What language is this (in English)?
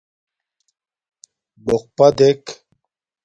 Domaaki